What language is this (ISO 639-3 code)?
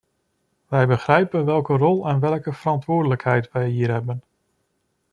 nld